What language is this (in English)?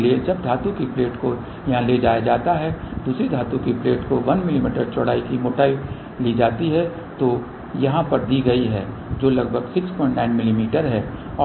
Hindi